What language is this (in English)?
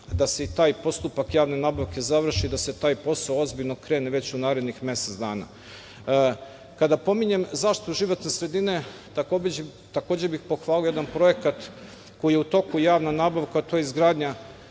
Serbian